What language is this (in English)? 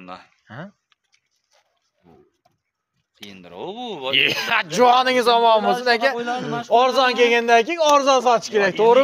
Turkish